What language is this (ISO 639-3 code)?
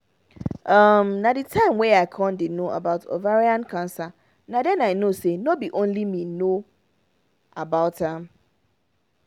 pcm